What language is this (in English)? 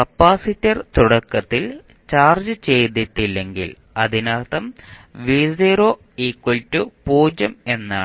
Malayalam